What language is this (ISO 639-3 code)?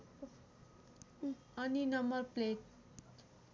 nep